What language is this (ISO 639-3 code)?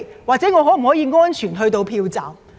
yue